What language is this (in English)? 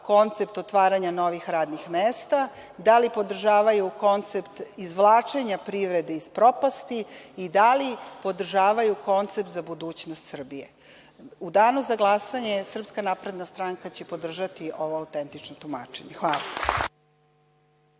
Serbian